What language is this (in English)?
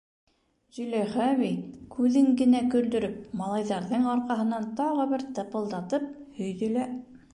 Bashkir